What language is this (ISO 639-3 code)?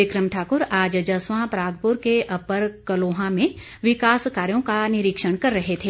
hin